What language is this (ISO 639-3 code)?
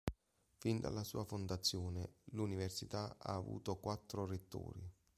ita